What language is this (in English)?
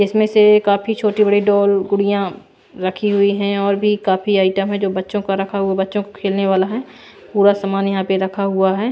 Hindi